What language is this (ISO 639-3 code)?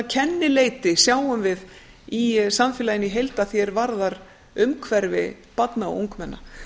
isl